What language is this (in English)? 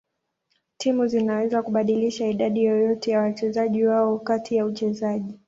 Swahili